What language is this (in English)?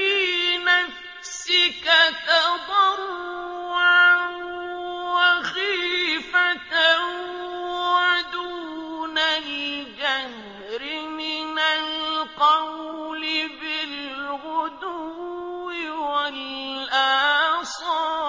Arabic